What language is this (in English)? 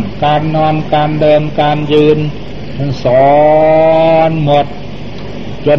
Thai